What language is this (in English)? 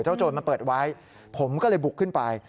Thai